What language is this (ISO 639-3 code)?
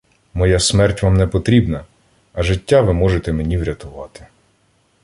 ukr